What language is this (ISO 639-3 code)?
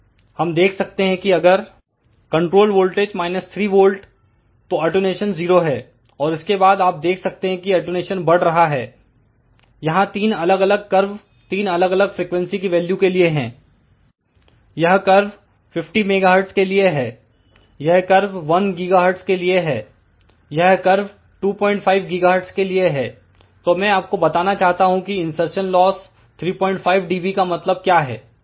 hin